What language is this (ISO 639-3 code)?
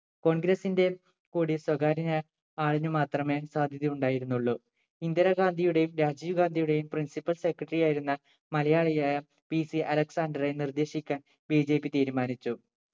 mal